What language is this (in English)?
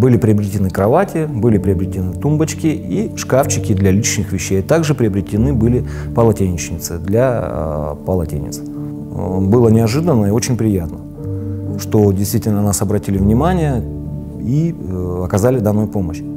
Russian